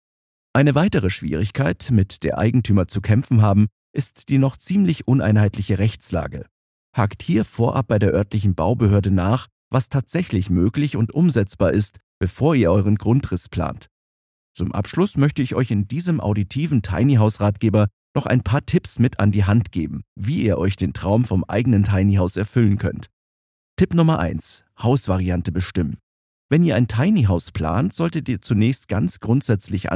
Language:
German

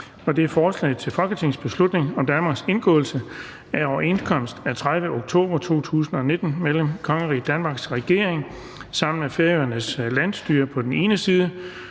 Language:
Danish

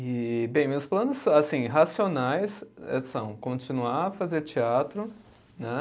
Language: Portuguese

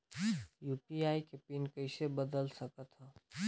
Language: Chhattisgarhi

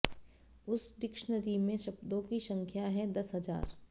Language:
Hindi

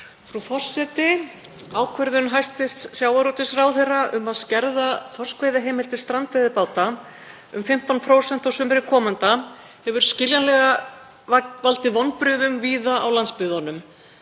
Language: Icelandic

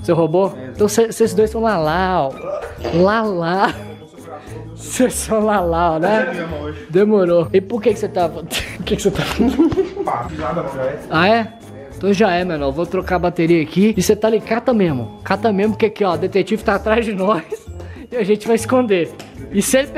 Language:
Portuguese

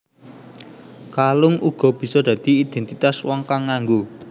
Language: Javanese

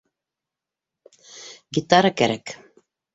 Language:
Bashkir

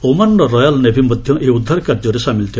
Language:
Odia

